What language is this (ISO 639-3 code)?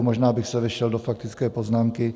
ces